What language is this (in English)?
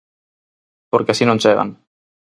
Galician